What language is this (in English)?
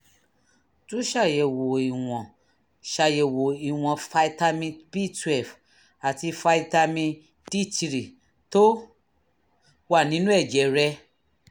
Yoruba